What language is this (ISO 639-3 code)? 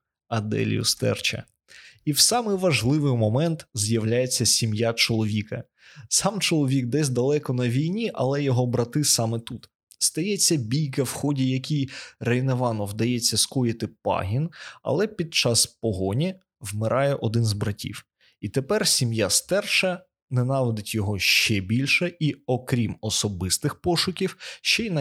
ukr